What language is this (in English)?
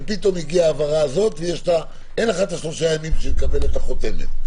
Hebrew